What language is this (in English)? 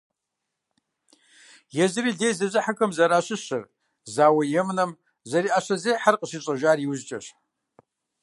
Kabardian